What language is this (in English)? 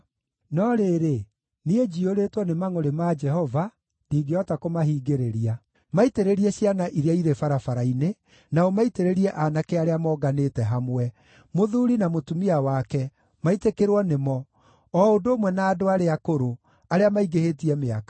Kikuyu